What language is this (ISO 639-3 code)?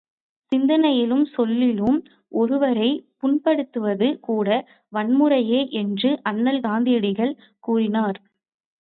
tam